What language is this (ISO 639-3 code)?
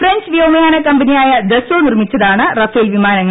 mal